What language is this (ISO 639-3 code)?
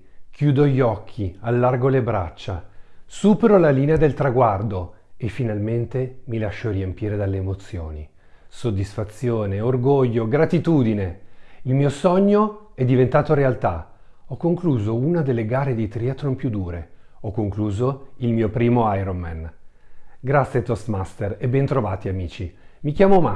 ita